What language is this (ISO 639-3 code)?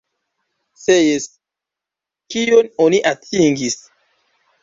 epo